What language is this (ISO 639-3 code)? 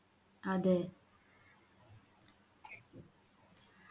mal